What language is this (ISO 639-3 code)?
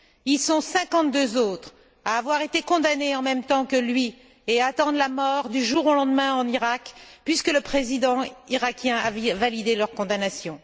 fra